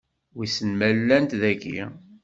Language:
Kabyle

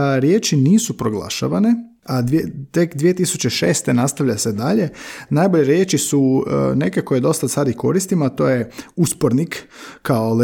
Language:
Croatian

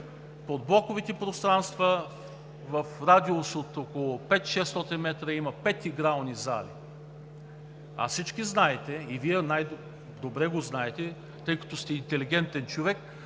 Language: Bulgarian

